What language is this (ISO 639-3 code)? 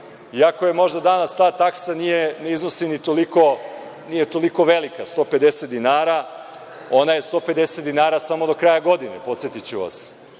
srp